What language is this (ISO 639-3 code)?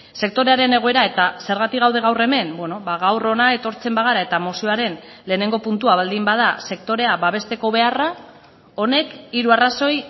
eus